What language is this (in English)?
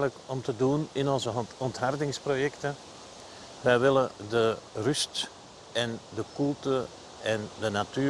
Dutch